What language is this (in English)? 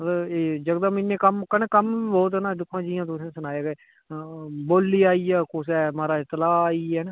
Dogri